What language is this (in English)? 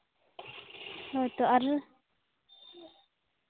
Santali